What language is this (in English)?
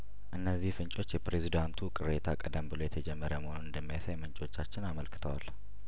Amharic